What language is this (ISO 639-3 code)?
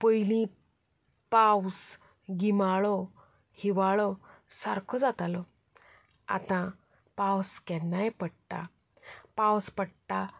kok